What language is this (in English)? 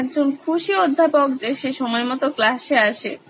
Bangla